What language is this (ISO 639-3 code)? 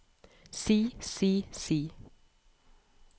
nor